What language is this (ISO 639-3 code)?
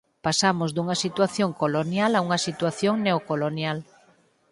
glg